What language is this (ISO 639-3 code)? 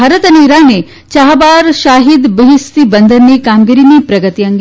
guj